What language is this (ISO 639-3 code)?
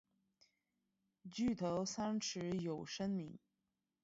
zho